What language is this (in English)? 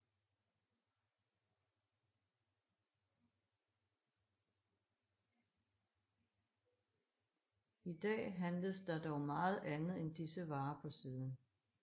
Danish